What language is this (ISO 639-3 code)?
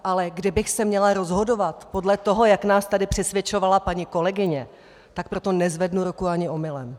ces